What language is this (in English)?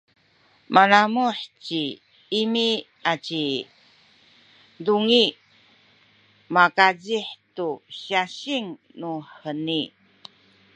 Sakizaya